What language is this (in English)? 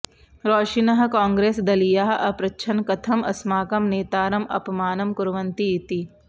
Sanskrit